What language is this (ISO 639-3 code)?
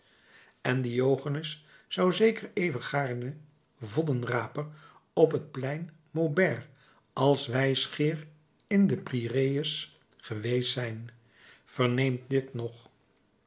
nld